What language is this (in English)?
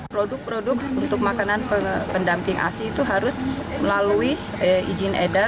Indonesian